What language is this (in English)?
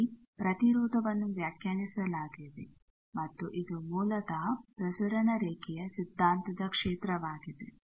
Kannada